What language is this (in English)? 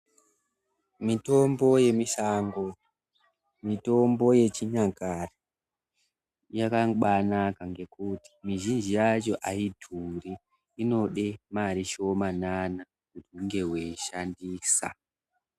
Ndau